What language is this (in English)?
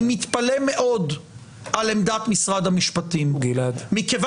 Hebrew